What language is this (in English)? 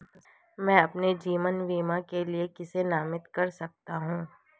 Hindi